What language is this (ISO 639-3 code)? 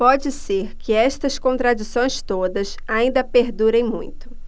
por